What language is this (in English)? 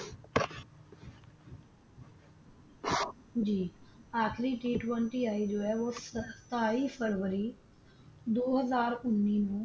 Punjabi